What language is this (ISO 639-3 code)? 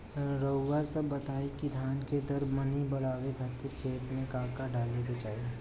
bho